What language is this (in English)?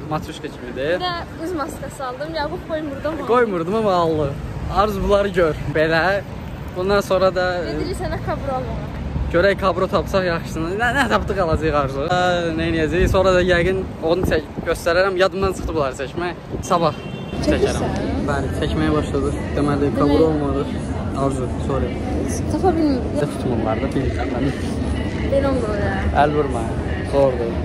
Turkish